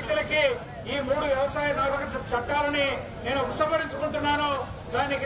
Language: Telugu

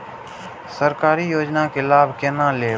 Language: Maithili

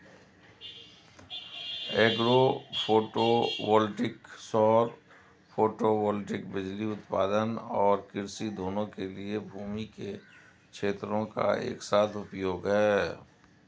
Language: Hindi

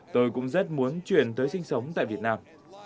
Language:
Vietnamese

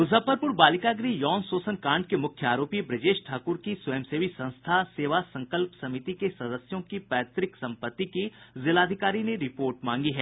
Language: Hindi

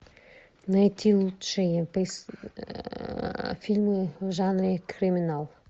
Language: Russian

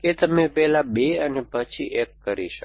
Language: Gujarati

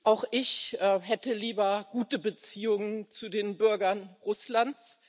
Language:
German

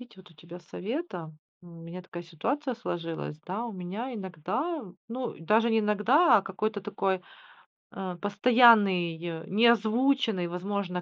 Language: Russian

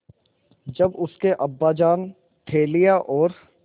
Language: Hindi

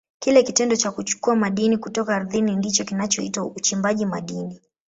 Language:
Swahili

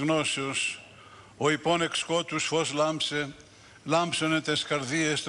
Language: Greek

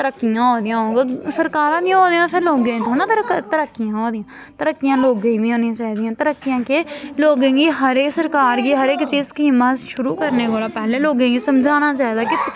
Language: Dogri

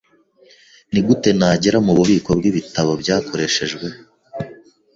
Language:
Kinyarwanda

